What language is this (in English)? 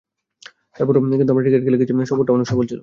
Bangla